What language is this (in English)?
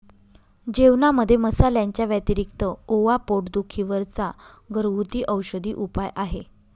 Marathi